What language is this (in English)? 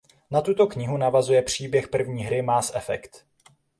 Czech